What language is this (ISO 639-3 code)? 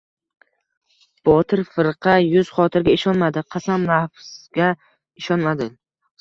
uzb